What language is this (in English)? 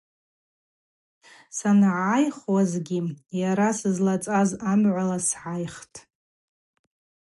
Abaza